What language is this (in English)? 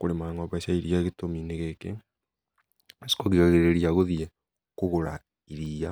Kikuyu